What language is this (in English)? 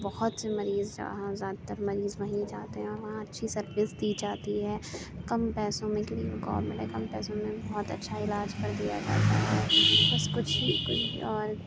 Urdu